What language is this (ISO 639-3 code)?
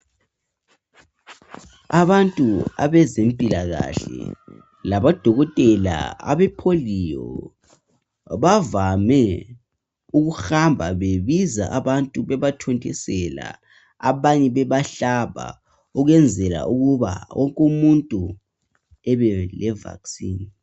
nde